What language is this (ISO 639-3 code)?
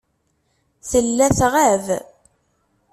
kab